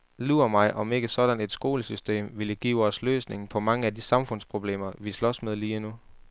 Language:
Danish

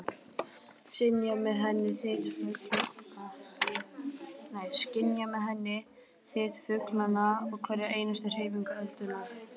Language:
Icelandic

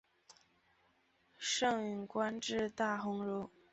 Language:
Chinese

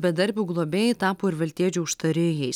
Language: Lithuanian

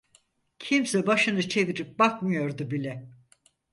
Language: Turkish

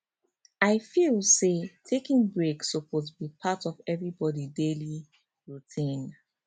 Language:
Nigerian Pidgin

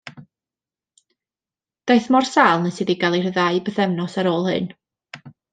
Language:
Welsh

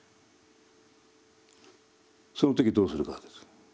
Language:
Japanese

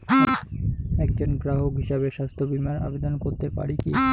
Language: Bangla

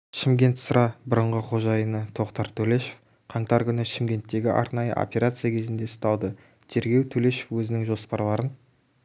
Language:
Kazakh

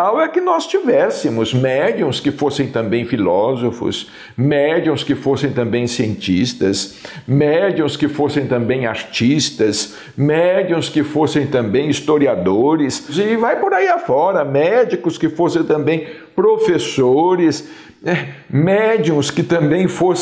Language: Portuguese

